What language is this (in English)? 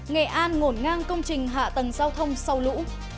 Vietnamese